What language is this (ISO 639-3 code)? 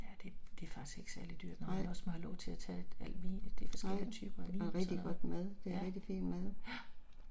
dan